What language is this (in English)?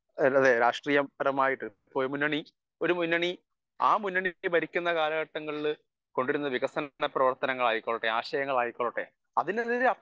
Malayalam